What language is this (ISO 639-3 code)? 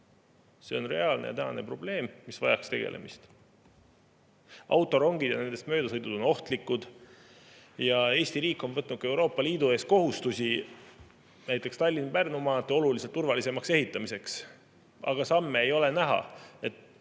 est